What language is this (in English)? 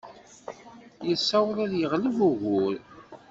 Kabyle